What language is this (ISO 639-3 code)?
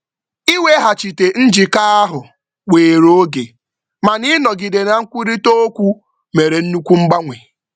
ibo